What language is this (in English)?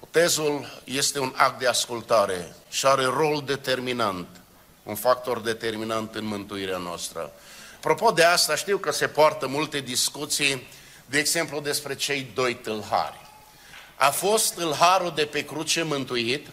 Romanian